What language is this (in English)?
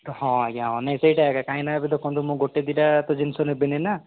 Odia